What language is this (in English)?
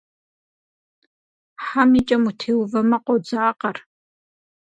Kabardian